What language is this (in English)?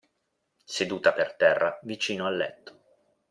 Italian